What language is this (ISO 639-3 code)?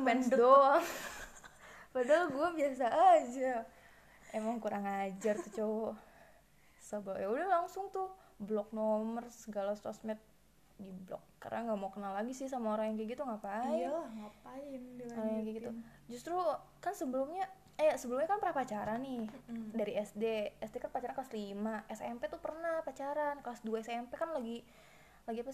ind